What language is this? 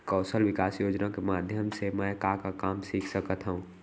Chhattisgarhi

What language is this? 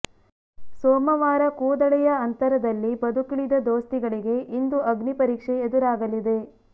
Kannada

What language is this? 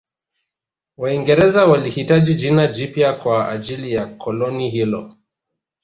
Swahili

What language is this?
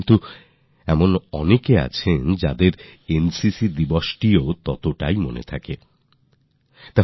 Bangla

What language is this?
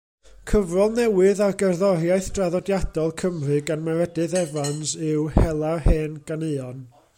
Welsh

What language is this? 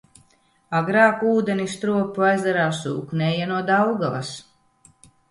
Latvian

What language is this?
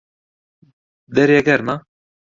Central Kurdish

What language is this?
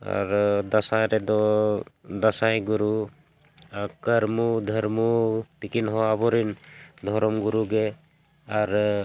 Santali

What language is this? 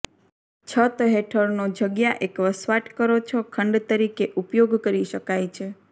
Gujarati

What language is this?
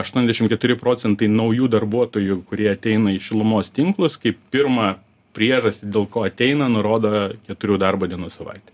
Lithuanian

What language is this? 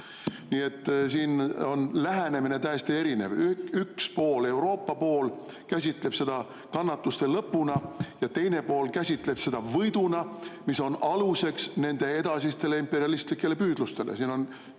Estonian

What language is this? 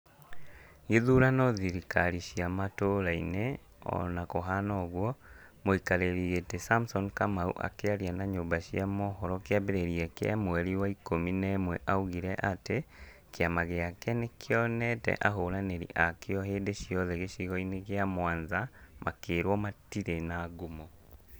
Kikuyu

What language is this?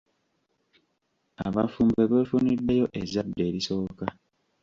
Ganda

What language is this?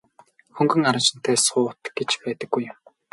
Mongolian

